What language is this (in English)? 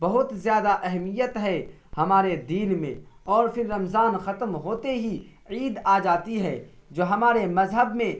Urdu